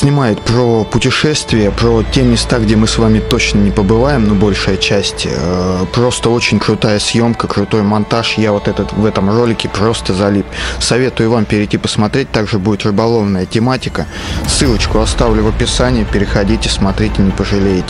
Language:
Russian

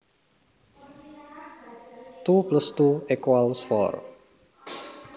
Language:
Javanese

